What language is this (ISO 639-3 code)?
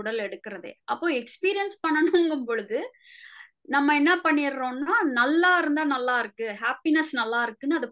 tam